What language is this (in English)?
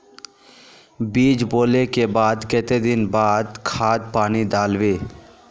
Magahi